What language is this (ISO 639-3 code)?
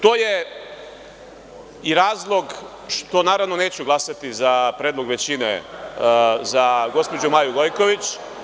srp